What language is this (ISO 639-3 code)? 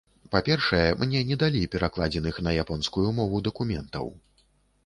bel